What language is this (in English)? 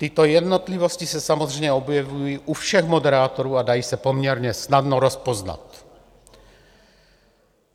Czech